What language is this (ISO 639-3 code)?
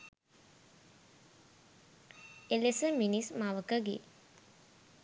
sin